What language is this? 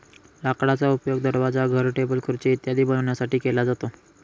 Marathi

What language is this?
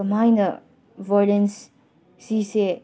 Manipuri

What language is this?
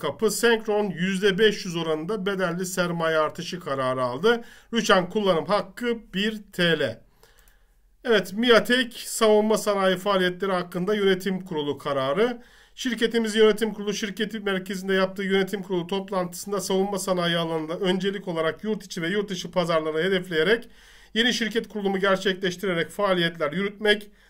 Turkish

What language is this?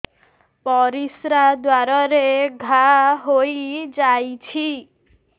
Odia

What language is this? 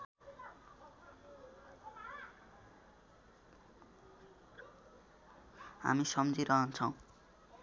Nepali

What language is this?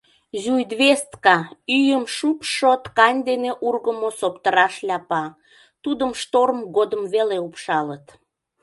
Mari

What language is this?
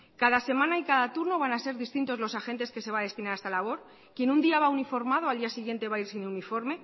Spanish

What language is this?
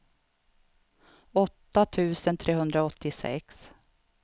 Swedish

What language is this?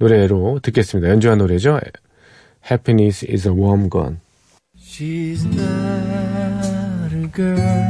Korean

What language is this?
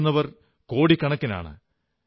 Malayalam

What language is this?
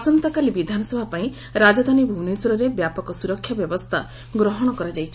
Odia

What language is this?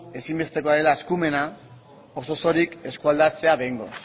Basque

